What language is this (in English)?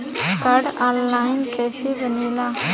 Bhojpuri